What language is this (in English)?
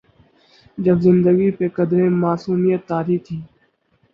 Urdu